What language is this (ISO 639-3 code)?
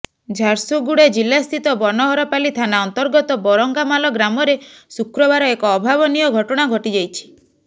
ori